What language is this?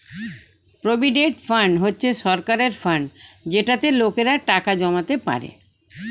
Bangla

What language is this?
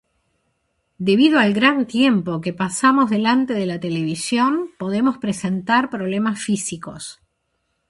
Spanish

